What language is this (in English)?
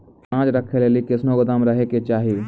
Maithili